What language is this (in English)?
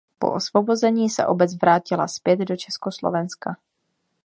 Czech